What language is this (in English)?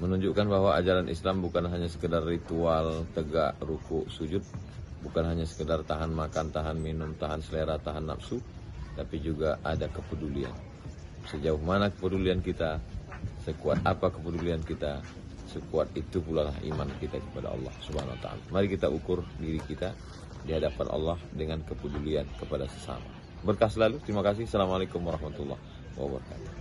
Indonesian